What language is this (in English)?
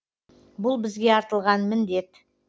Kazakh